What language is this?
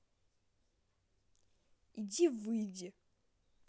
Russian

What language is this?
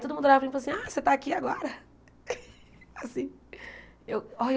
Portuguese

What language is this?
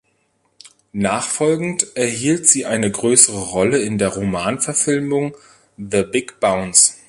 German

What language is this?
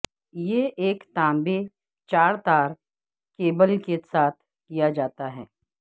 Urdu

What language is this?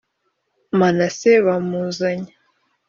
Kinyarwanda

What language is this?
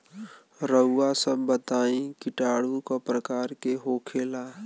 Bhojpuri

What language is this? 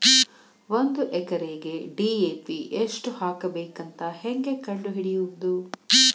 Kannada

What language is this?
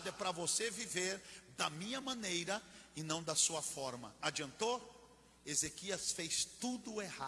Portuguese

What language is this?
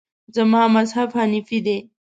Pashto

